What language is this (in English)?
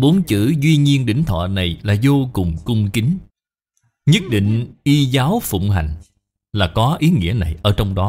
Vietnamese